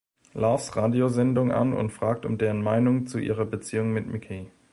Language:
German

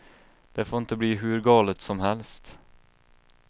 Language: Swedish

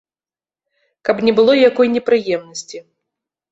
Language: Belarusian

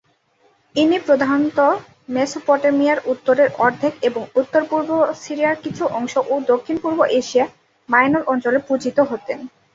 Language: Bangla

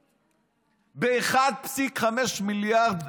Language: Hebrew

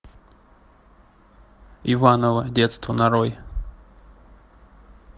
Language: Russian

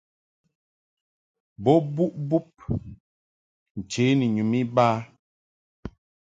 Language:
Mungaka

